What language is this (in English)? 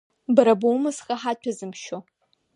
Abkhazian